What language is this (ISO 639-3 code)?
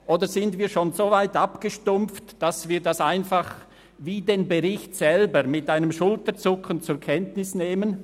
gsw